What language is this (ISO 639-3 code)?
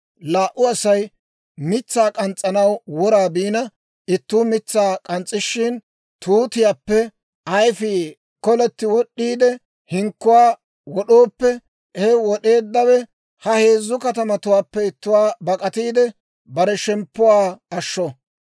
dwr